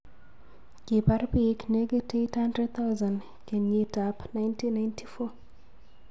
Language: Kalenjin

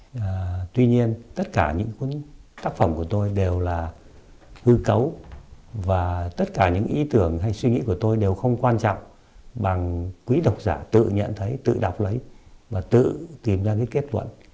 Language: Vietnamese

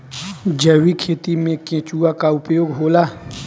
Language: Bhojpuri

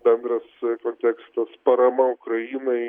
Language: Lithuanian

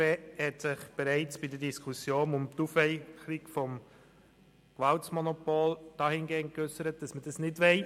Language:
Swiss German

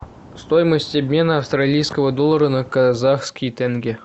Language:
Russian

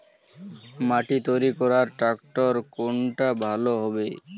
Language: Bangla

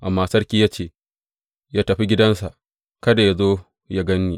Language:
Hausa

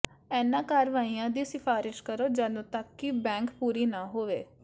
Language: Punjabi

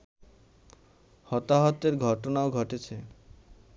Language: Bangla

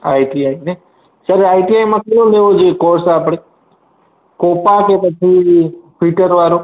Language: Gujarati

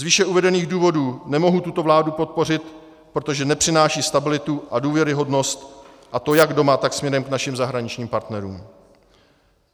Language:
Czech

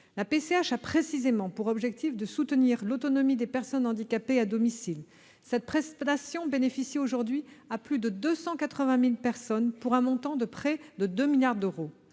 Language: French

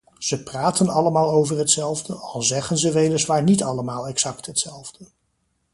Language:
Dutch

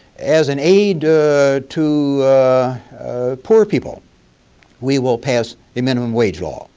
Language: English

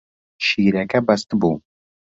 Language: Central Kurdish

